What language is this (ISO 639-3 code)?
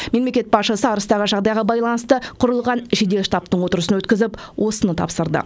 kaz